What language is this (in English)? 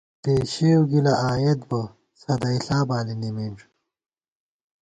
Gawar-Bati